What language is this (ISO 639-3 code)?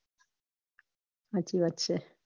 guj